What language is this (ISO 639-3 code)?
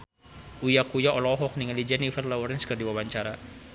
sun